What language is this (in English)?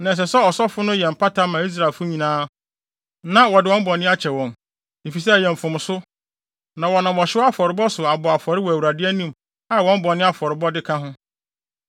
Akan